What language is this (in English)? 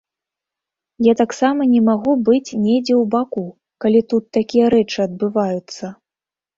Belarusian